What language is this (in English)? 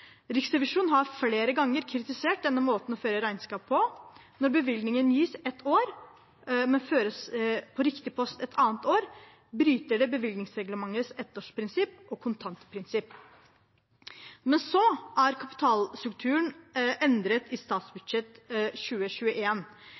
Norwegian Bokmål